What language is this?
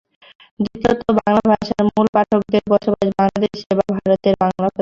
Bangla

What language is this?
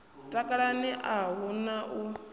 Venda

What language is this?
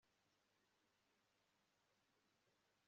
Kinyarwanda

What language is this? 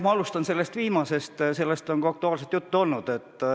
Estonian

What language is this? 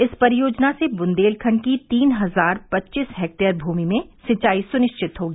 Hindi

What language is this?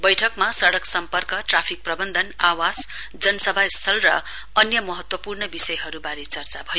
Nepali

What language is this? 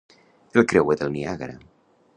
Catalan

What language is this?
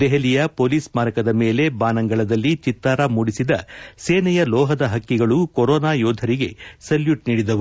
Kannada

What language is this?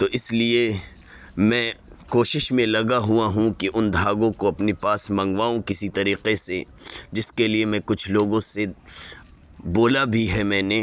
Urdu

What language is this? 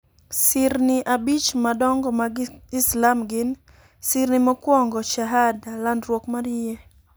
Luo (Kenya and Tanzania)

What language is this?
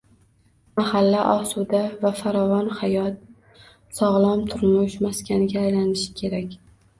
Uzbek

